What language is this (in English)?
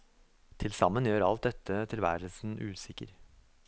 Norwegian